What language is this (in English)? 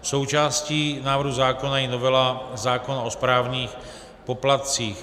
Czech